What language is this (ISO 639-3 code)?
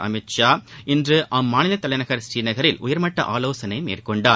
tam